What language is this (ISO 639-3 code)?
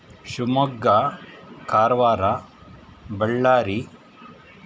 kan